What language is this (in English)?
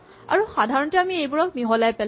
Assamese